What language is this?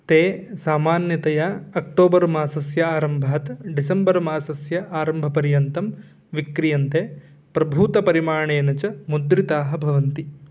Sanskrit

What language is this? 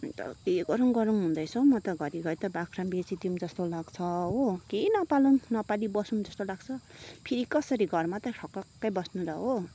Nepali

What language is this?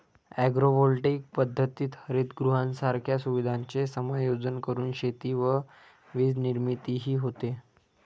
Marathi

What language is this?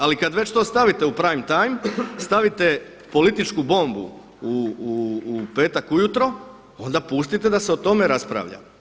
Croatian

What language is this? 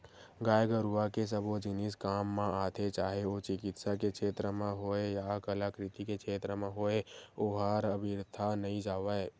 Chhattisgarhi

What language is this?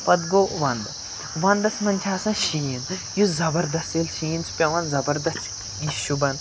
Kashmiri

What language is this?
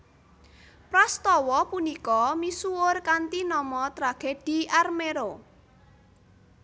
Javanese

